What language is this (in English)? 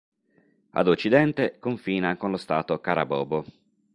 Italian